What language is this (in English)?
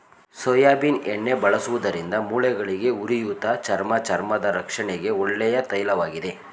Kannada